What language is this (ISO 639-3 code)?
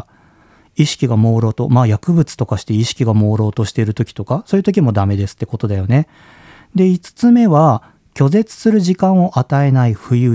jpn